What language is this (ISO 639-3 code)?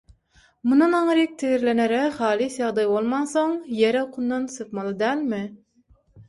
tuk